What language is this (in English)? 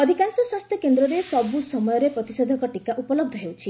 Odia